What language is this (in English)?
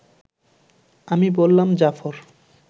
Bangla